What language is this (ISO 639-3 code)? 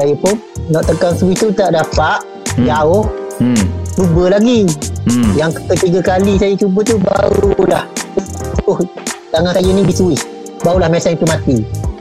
msa